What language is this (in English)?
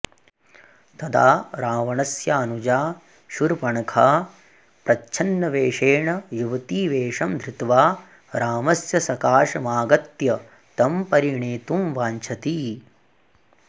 Sanskrit